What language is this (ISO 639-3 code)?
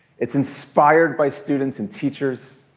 eng